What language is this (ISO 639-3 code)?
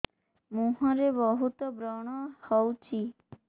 ori